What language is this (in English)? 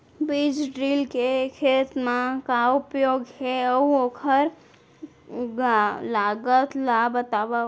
Chhattisgarhi